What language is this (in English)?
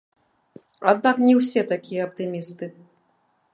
Belarusian